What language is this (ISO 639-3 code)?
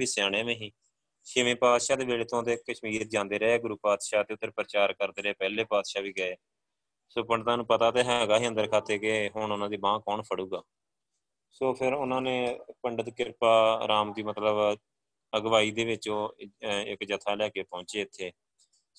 pan